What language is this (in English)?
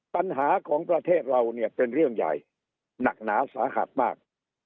Thai